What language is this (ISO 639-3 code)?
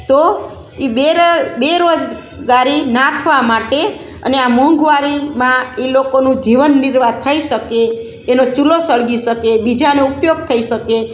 guj